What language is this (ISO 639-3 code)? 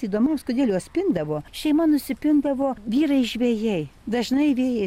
lit